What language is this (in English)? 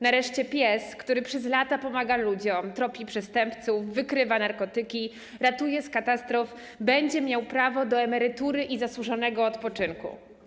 Polish